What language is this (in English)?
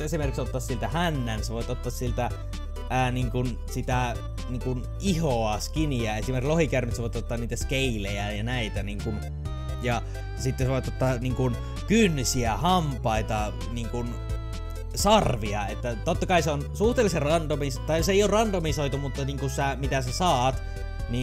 Finnish